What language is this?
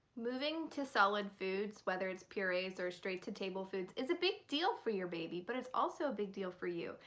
English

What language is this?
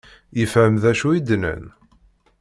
Kabyle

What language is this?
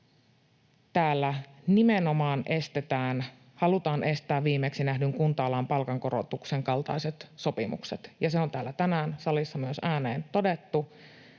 Finnish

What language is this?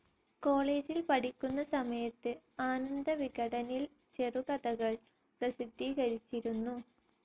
Malayalam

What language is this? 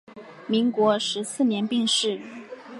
Chinese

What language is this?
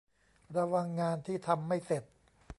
Thai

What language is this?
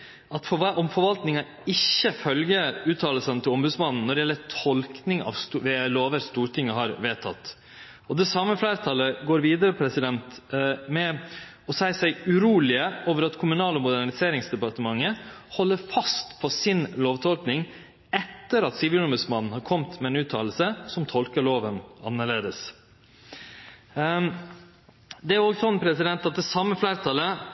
Norwegian Nynorsk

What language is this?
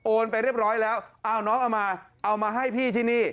Thai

